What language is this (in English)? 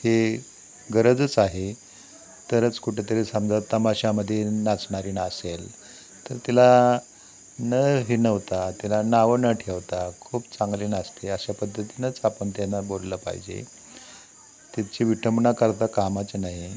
Marathi